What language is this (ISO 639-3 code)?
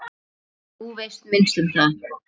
isl